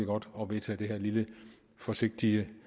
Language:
Danish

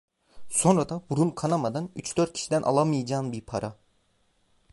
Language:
Turkish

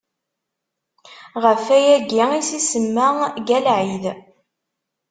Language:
Kabyle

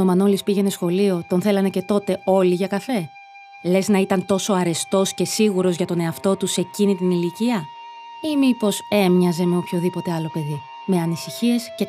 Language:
Greek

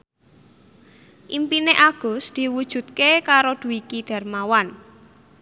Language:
Javanese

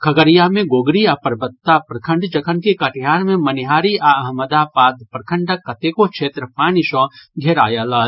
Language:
Maithili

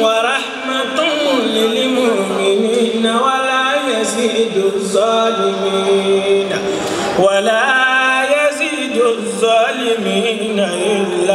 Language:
Arabic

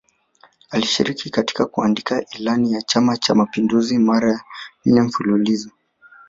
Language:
Swahili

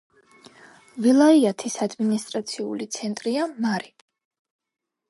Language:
Georgian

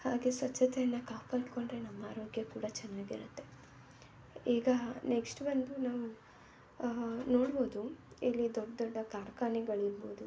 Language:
Kannada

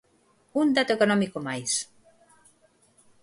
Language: Galician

